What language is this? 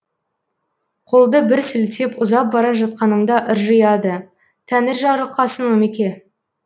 Kazakh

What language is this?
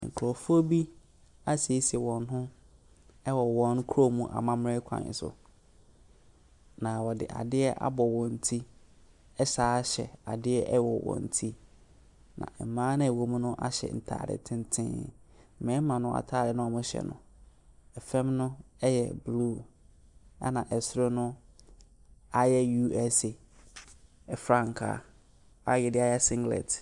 Akan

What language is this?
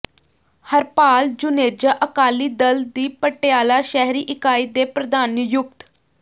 Punjabi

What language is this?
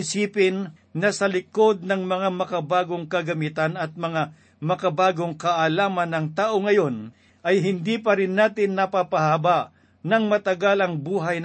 Filipino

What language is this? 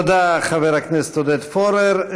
Hebrew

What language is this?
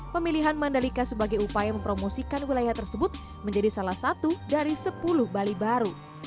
Indonesian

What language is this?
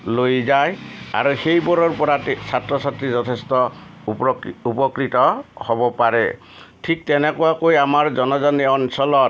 Assamese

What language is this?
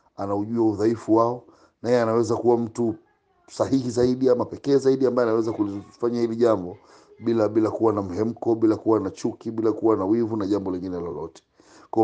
Swahili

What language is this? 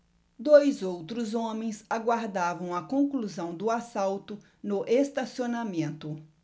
Portuguese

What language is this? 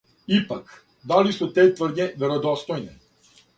Serbian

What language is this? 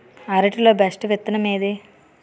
Telugu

